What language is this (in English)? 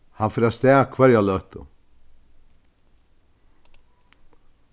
Faroese